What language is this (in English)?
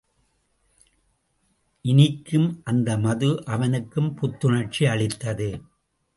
Tamil